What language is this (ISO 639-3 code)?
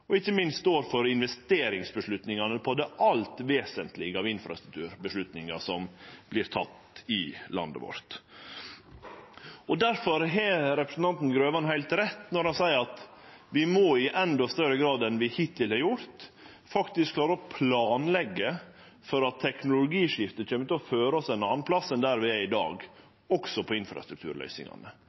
nno